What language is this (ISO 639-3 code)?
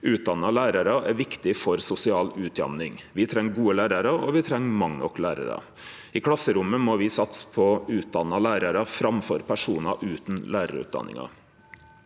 nor